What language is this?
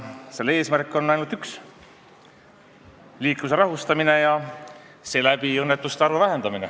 Estonian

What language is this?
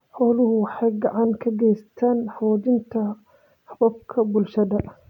Somali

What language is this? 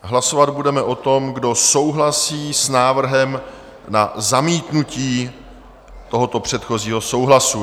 Czech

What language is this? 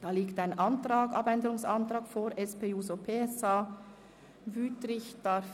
Swiss German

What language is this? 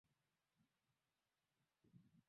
Swahili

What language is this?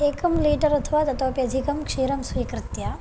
Sanskrit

